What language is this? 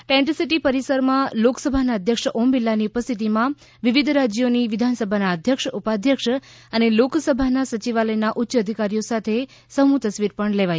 Gujarati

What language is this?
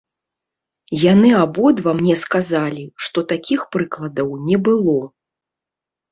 Belarusian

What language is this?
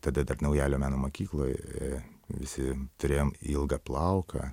Lithuanian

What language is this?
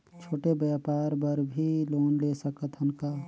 Chhattisgarhi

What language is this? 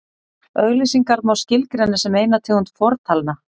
Icelandic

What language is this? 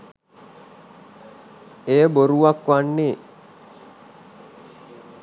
Sinhala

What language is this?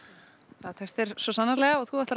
Icelandic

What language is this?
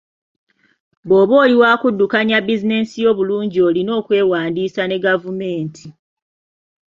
Ganda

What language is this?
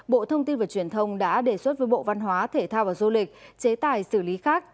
Vietnamese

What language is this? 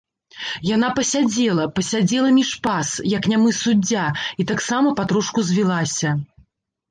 Belarusian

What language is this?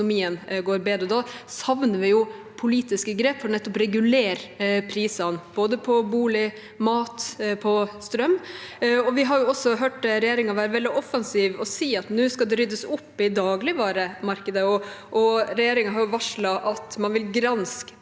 Norwegian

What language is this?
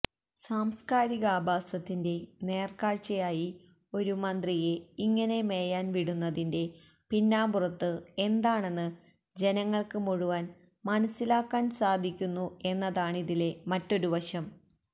Malayalam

